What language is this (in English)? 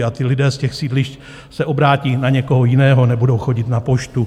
Czech